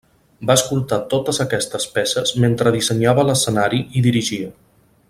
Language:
Catalan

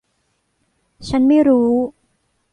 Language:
Thai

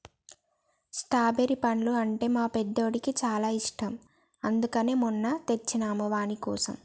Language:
Telugu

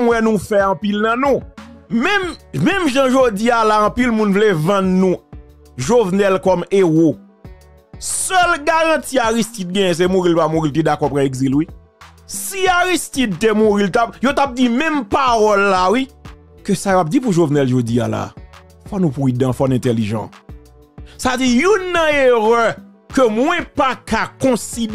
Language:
French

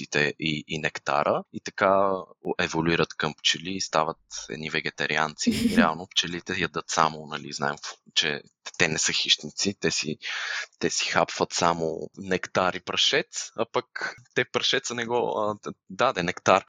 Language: Bulgarian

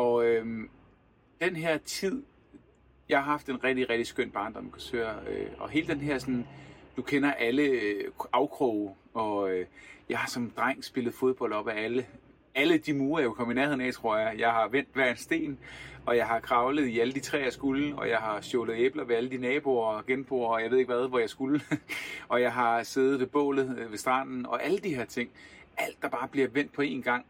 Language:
Danish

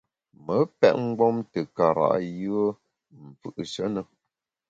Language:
Bamun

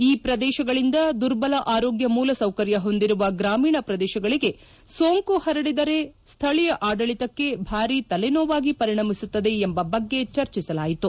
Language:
Kannada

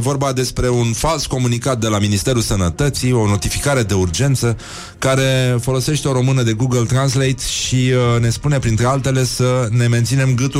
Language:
Romanian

